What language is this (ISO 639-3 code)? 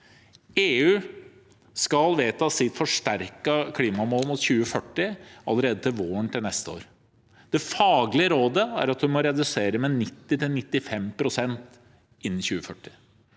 nor